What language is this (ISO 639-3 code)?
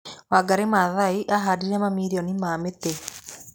kik